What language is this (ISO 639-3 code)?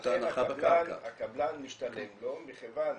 heb